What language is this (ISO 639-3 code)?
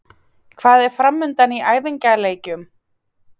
isl